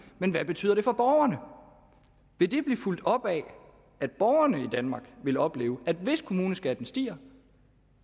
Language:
Danish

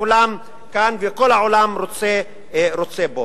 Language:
Hebrew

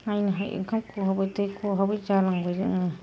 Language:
Bodo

